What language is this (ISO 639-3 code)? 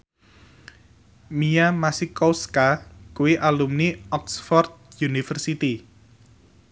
jav